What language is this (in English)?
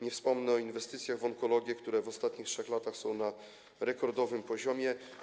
Polish